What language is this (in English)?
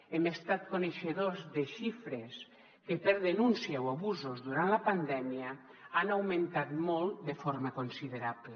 Catalan